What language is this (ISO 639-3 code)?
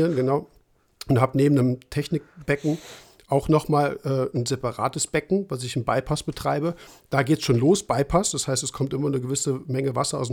deu